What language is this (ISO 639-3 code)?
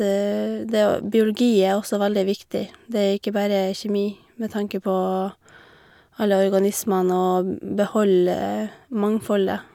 nor